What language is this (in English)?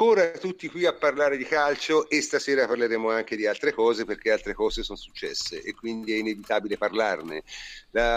Italian